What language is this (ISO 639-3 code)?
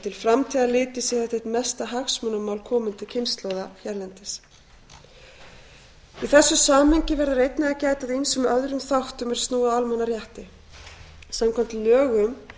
isl